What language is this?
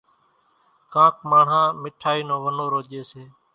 Kachi Koli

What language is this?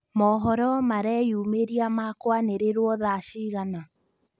Kikuyu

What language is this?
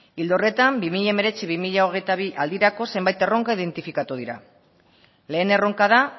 Basque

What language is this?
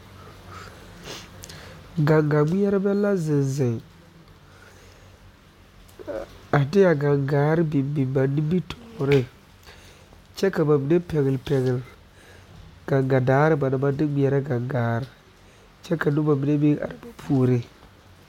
Southern Dagaare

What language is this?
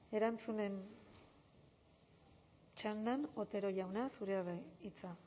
Basque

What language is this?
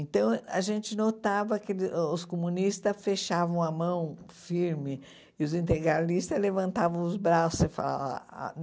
Portuguese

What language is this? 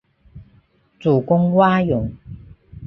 Chinese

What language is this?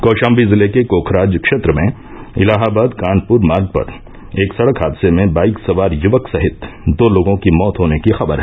Hindi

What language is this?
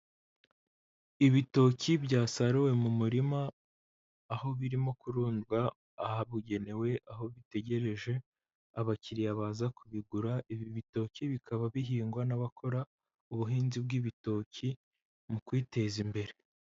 Kinyarwanda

